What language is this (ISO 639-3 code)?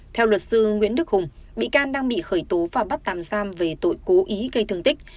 vie